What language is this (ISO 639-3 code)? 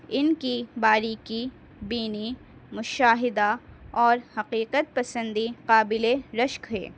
urd